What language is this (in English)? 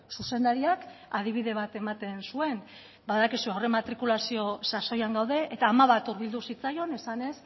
Basque